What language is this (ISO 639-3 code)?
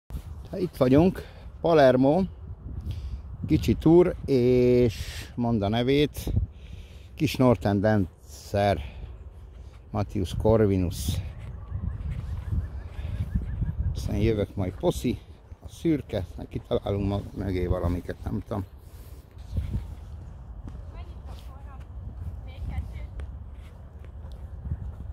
hun